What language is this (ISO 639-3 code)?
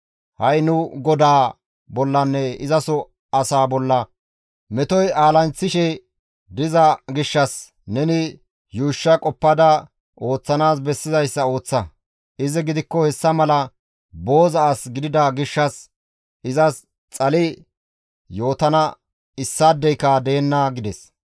gmv